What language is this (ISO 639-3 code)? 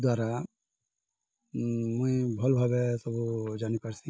ori